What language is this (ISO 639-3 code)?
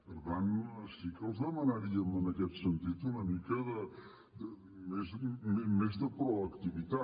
cat